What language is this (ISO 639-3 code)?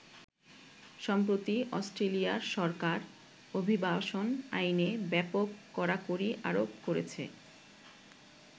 ben